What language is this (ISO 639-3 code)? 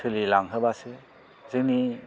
brx